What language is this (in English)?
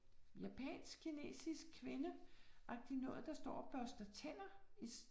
Danish